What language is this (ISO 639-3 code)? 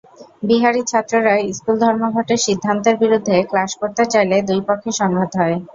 ben